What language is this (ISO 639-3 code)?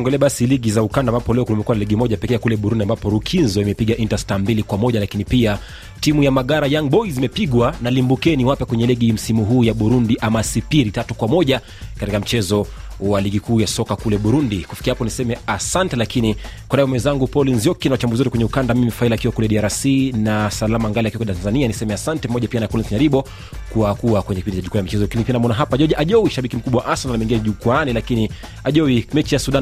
swa